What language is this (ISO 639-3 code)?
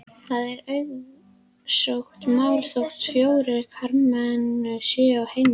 isl